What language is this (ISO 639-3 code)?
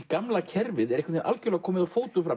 isl